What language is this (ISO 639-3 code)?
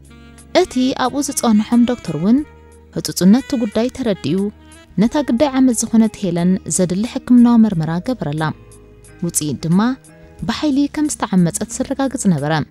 ara